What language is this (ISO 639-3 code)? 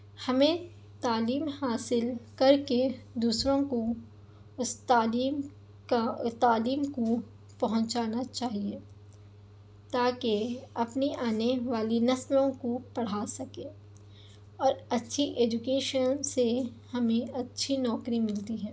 urd